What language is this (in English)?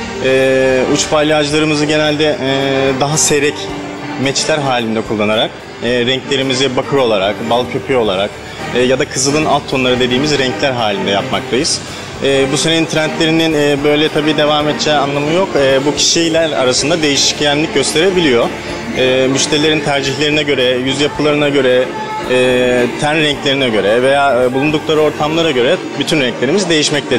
Turkish